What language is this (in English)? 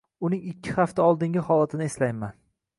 Uzbek